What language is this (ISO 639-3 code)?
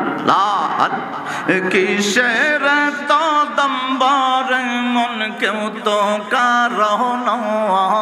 ara